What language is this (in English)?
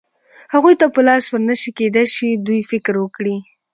Pashto